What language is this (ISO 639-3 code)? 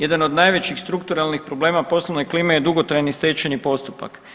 hrv